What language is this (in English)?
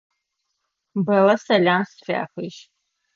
Adyghe